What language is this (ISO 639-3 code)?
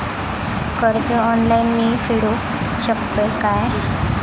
mar